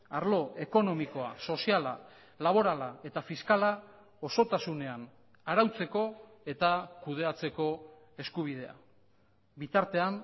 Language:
Basque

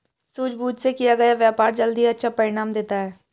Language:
Hindi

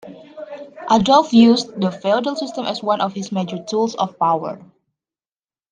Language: English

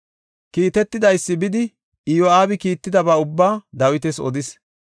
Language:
Gofa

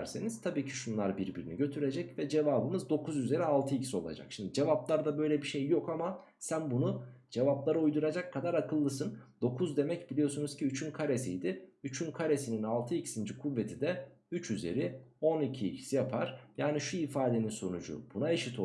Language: Turkish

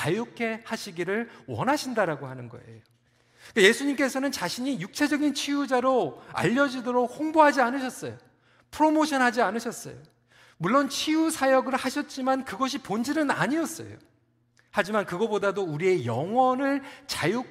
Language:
Korean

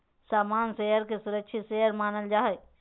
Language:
Magahi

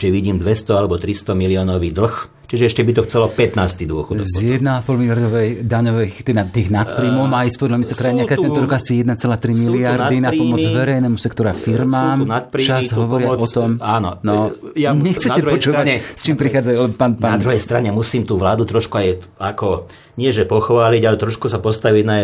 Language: Slovak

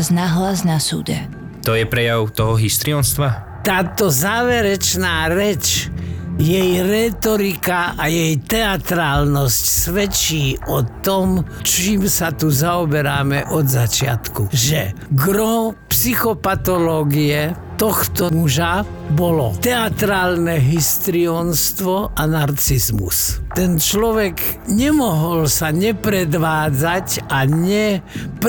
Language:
Slovak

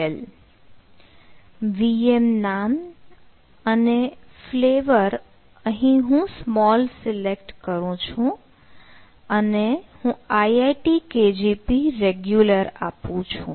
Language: Gujarati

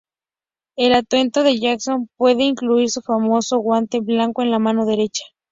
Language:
Spanish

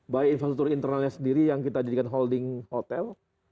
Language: Indonesian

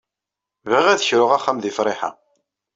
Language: Kabyle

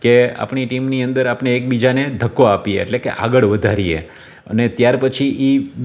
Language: Gujarati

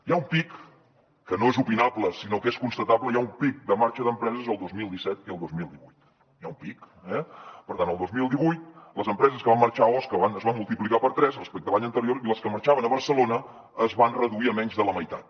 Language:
Catalan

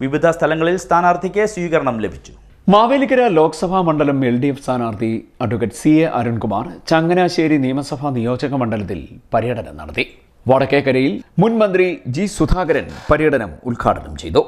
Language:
Malayalam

